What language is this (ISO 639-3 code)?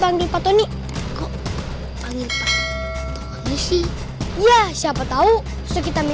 ind